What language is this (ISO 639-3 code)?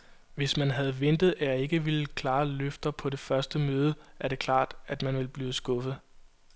dan